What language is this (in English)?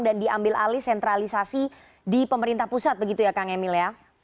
Indonesian